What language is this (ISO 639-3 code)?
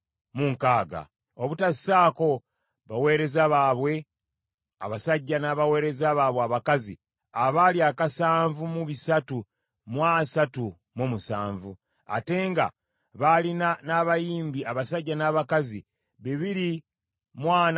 lug